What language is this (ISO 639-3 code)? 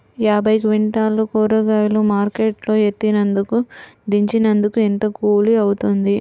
tel